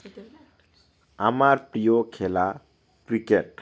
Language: Bangla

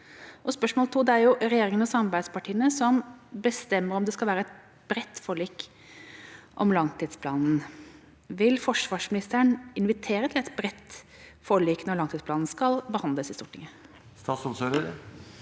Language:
Norwegian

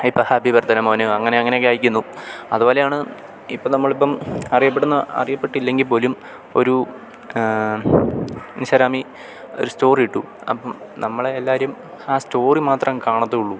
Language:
Malayalam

